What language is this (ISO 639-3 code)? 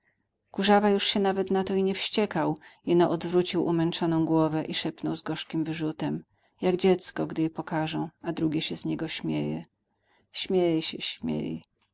pol